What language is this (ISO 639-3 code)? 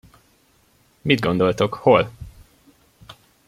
hun